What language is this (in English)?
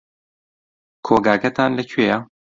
Central Kurdish